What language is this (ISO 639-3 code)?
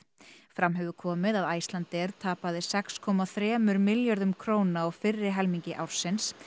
isl